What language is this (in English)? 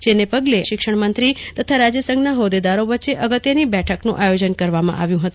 Gujarati